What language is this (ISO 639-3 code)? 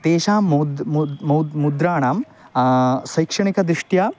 san